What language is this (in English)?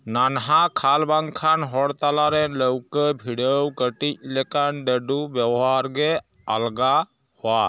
Santali